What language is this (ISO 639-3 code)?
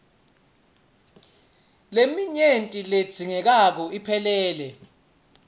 ssw